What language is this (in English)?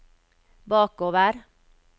Norwegian